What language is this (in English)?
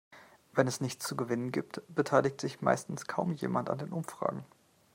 German